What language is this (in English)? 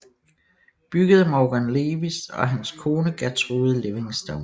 Danish